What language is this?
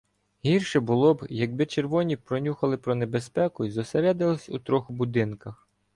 Ukrainian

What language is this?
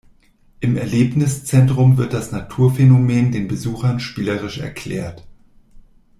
German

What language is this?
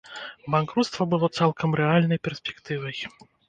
Belarusian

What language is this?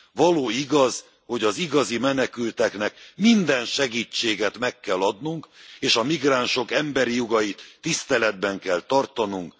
Hungarian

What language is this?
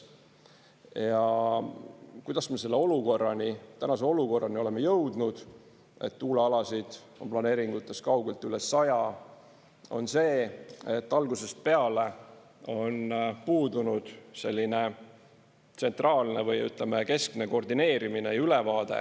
Estonian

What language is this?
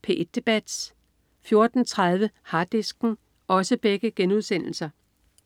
Danish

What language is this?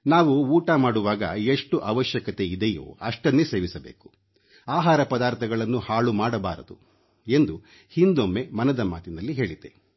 Kannada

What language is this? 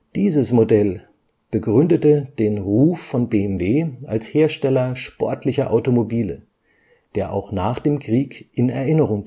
German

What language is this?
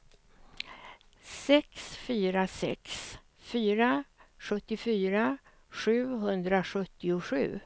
Swedish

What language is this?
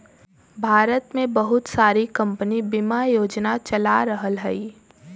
Bhojpuri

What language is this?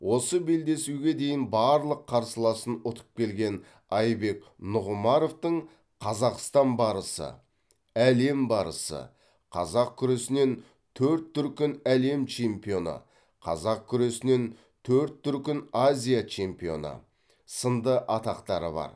Kazakh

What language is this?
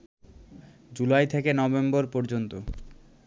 Bangla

